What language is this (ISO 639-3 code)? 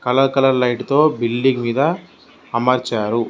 tel